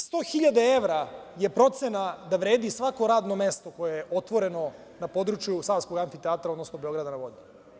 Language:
Serbian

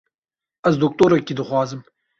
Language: Kurdish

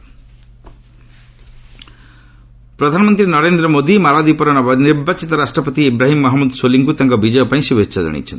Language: Odia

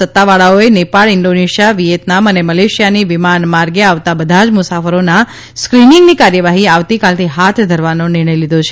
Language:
Gujarati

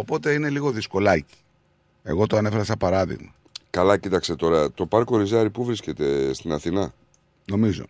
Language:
Greek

